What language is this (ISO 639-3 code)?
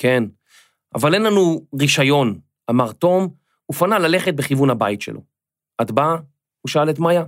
heb